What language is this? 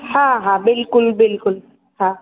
Sindhi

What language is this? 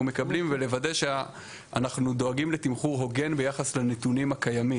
Hebrew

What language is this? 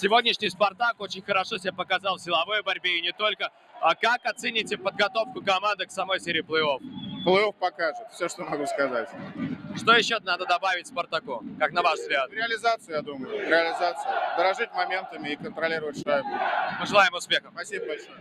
Russian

